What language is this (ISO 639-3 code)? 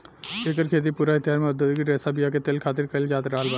bho